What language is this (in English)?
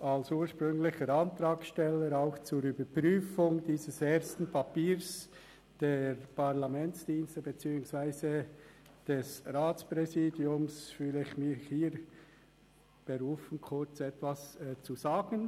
Swiss German